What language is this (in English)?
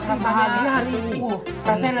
Indonesian